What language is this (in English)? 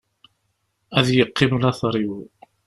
Kabyle